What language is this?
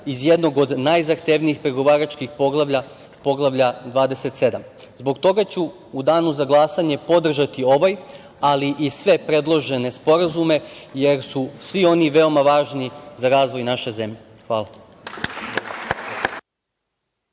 Serbian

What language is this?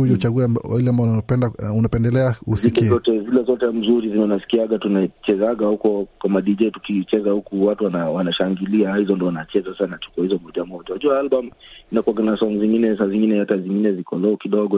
Swahili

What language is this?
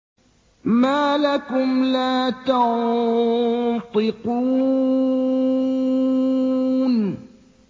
Arabic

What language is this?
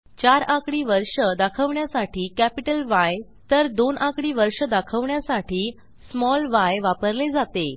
Marathi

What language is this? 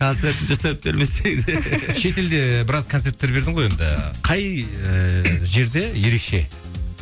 Kazakh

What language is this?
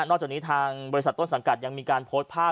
Thai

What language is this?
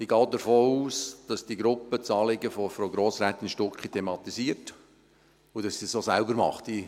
Swiss German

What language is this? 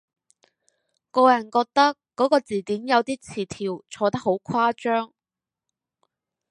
Cantonese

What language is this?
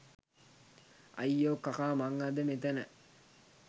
Sinhala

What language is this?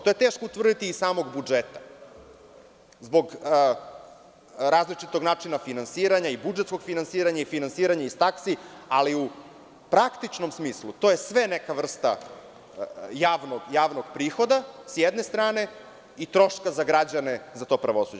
Serbian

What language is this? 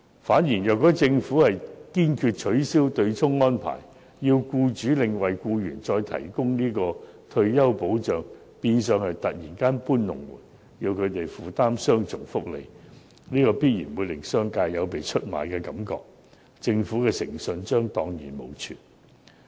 Cantonese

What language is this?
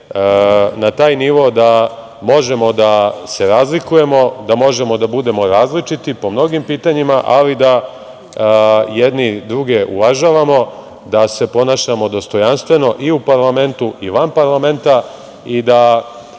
Serbian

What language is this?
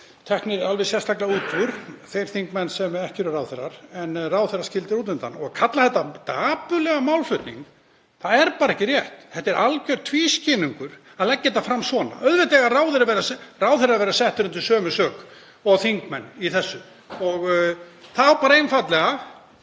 Icelandic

